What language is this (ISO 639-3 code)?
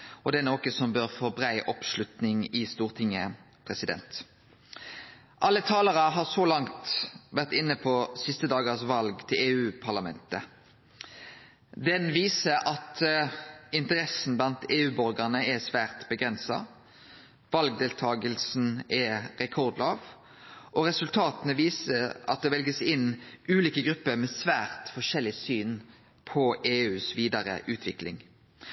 nno